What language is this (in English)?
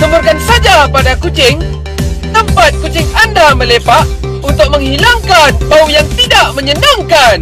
Malay